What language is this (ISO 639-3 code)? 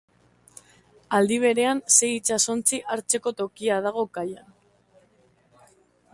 eus